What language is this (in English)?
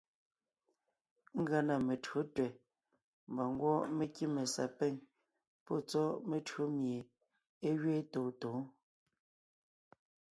Ngiemboon